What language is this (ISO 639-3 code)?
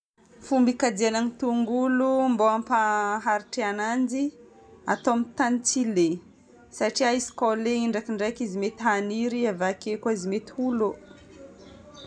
bmm